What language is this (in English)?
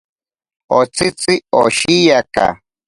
Ashéninka Perené